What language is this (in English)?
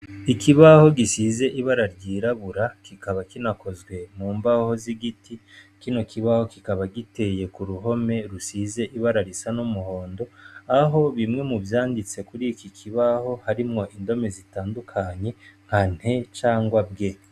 Rundi